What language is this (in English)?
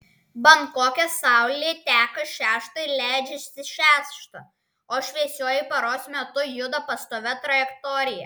Lithuanian